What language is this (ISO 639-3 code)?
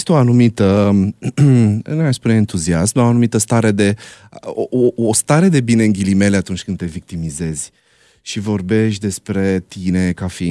ron